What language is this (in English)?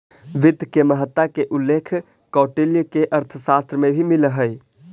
Magahi